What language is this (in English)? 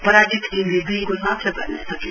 Nepali